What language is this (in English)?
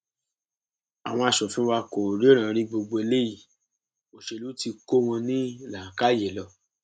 Yoruba